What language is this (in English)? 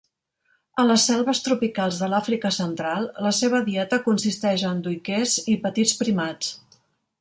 Catalan